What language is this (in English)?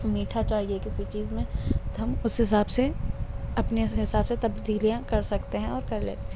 Urdu